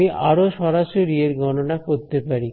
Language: Bangla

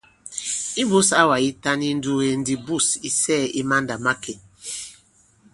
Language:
Bankon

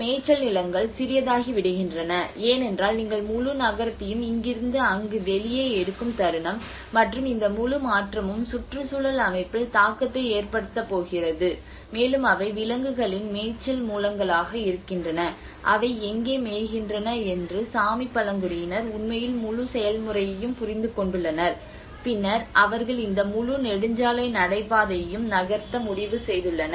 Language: Tamil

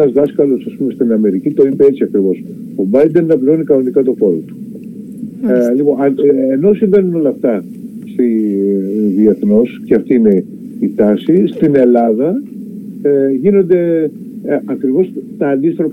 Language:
Greek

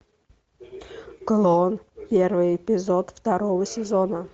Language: Russian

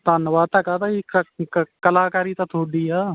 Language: Punjabi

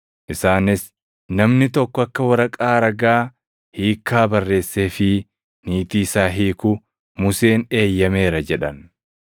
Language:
Oromo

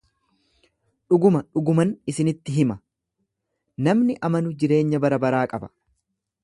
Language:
Oromo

